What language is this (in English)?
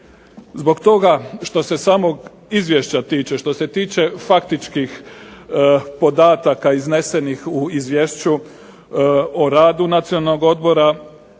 Croatian